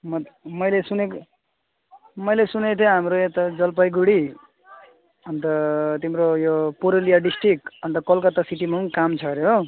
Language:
Nepali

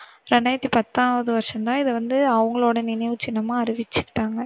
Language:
Tamil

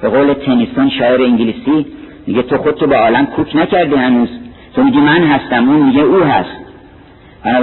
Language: Persian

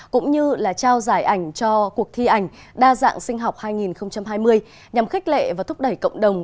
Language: Vietnamese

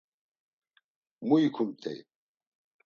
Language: Laz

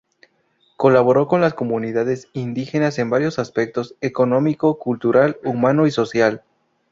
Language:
Spanish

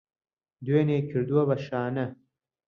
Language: Central Kurdish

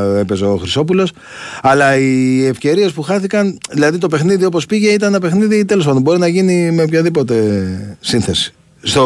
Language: Greek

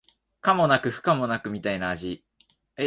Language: Japanese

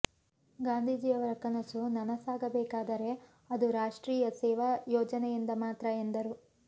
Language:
Kannada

